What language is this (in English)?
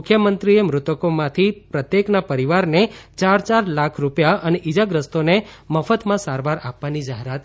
Gujarati